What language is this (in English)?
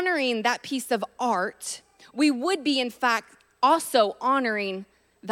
English